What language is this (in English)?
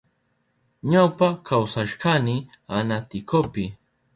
Southern Pastaza Quechua